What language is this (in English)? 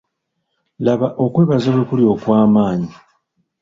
Ganda